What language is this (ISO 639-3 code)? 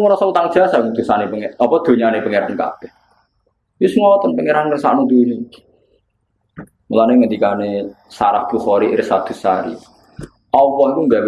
ind